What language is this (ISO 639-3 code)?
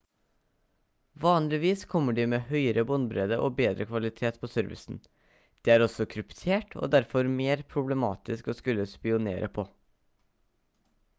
nob